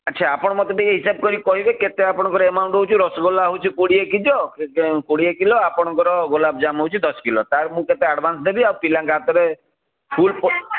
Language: Odia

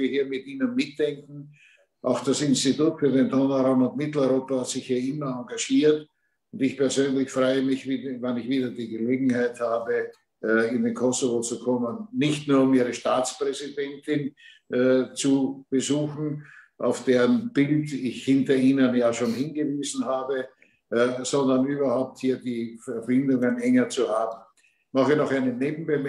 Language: German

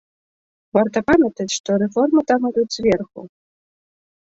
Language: Belarusian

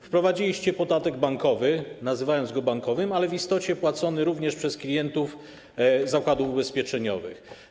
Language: Polish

